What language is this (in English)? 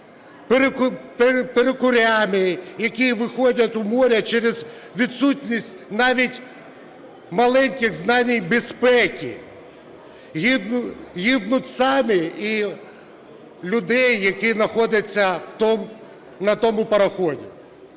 Ukrainian